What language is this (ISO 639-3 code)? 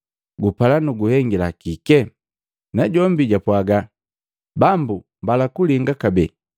mgv